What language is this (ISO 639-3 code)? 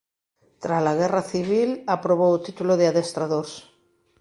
glg